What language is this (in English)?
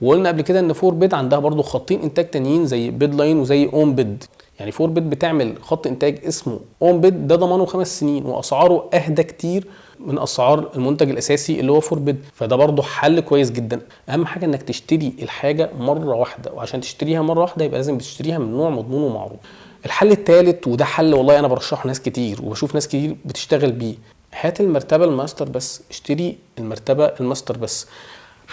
Arabic